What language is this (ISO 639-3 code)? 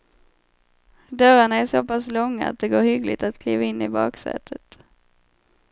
swe